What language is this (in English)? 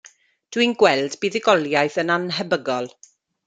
Welsh